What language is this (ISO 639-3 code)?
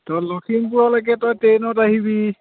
asm